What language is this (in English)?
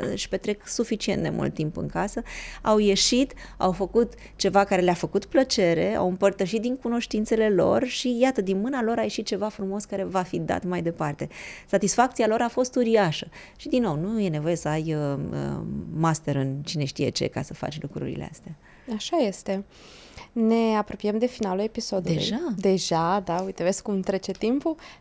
Romanian